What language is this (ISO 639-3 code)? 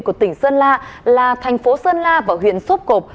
vie